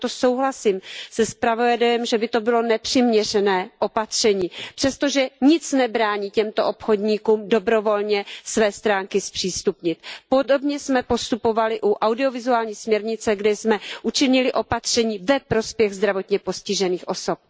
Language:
Czech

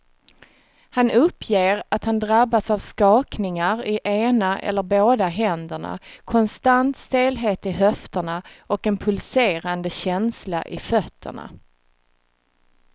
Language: Swedish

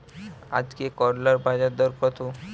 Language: Bangla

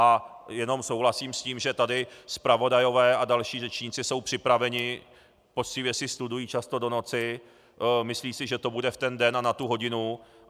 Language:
Czech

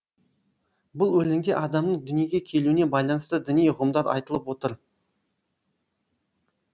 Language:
Kazakh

